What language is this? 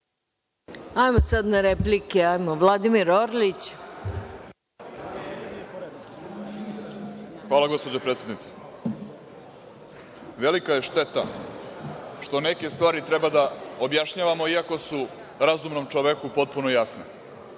Serbian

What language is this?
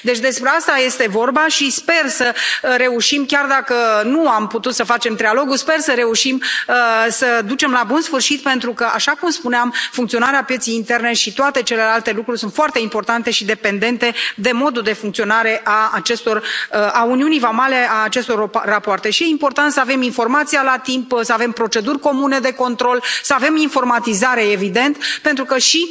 Romanian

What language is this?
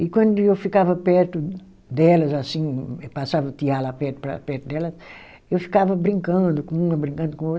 Portuguese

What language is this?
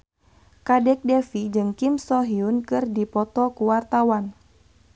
Sundanese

